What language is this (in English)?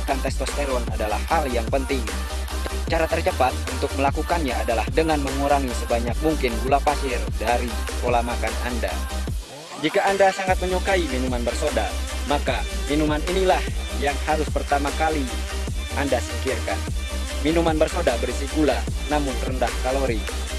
Indonesian